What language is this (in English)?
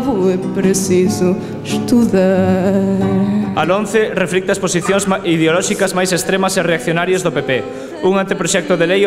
Spanish